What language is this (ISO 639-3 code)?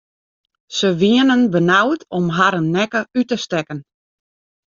fry